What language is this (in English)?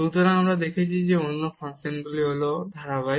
Bangla